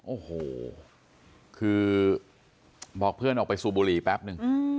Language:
Thai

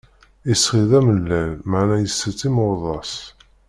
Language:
Kabyle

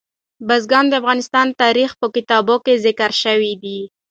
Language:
Pashto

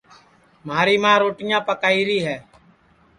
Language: Sansi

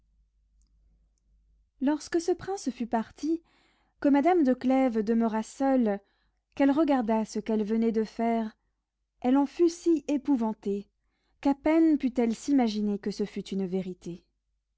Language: French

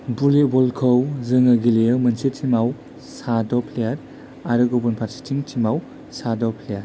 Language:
Bodo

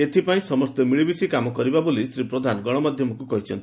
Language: Odia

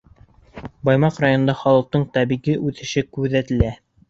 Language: Bashkir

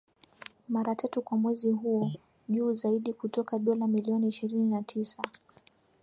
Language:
Swahili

